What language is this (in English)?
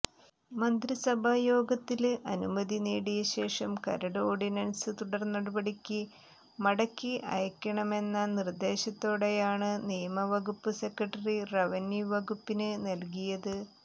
Malayalam